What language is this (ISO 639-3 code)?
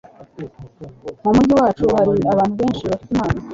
kin